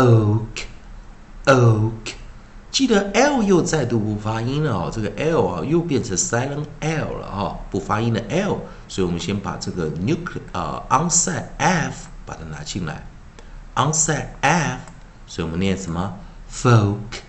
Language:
Chinese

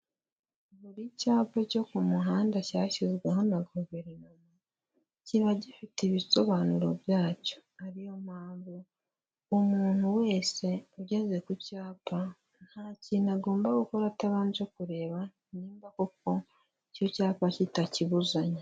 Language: Kinyarwanda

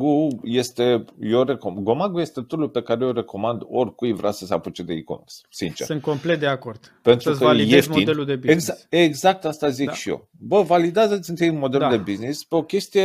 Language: Romanian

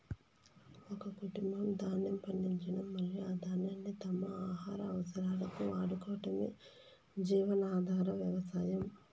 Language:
Telugu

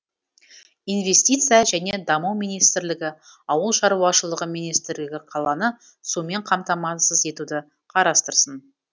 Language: Kazakh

